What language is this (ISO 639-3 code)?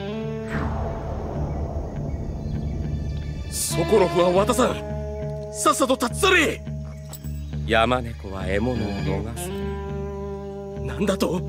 jpn